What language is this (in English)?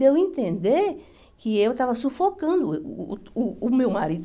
Portuguese